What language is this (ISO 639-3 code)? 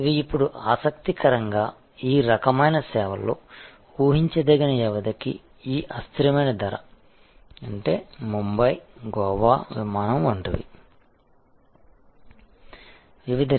tel